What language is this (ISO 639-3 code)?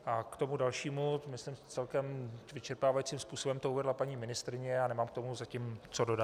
ces